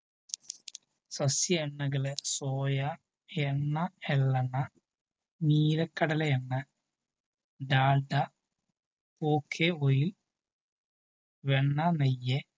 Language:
Malayalam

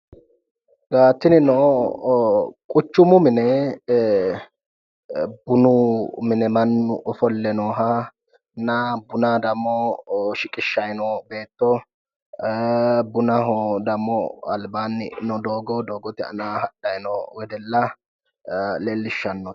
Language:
Sidamo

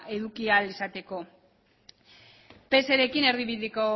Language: Basque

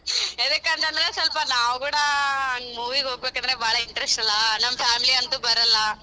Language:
Kannada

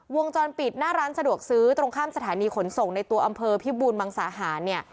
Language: Thai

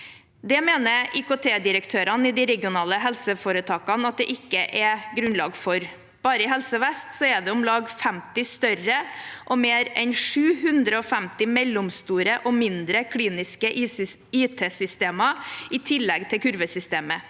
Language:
Norwegian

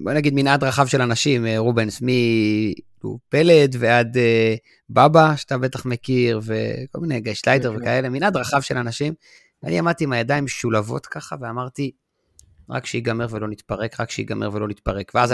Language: Hebrew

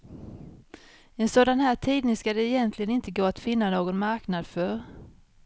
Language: Swedish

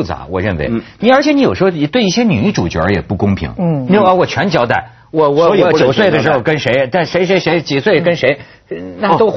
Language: Chinese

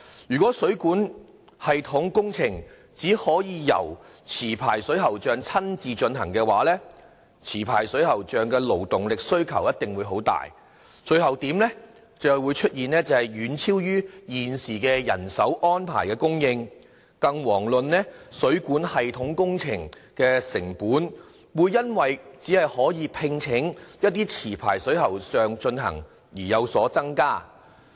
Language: Cantonese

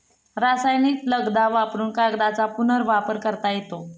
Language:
Marathi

